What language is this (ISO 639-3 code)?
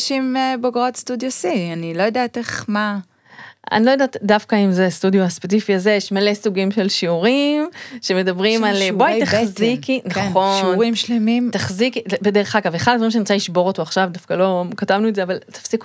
heb